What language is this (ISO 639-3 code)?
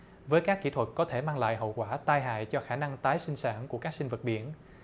vie